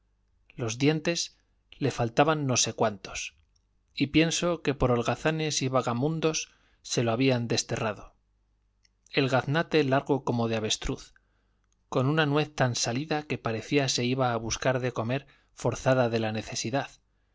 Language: Spanish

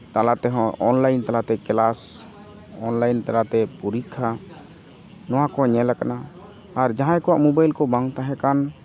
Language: Santali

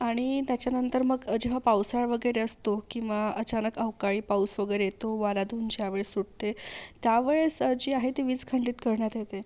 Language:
Marathi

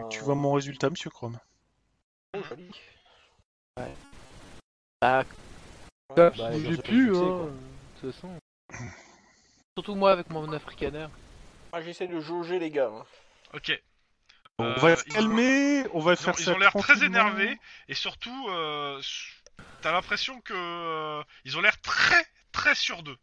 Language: French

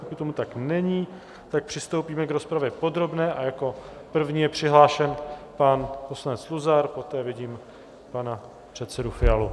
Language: Czech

